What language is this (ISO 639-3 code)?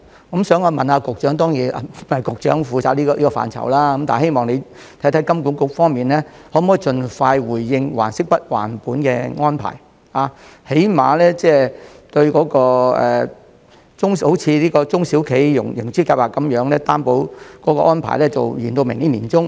yue